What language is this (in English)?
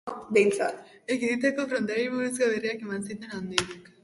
Basque